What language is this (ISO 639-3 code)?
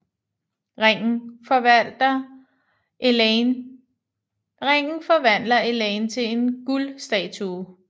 dan